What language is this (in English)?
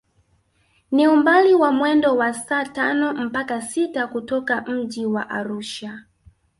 Swahili